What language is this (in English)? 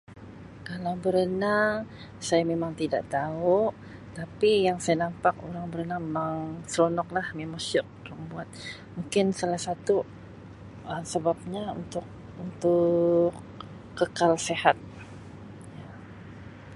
Sabah Malay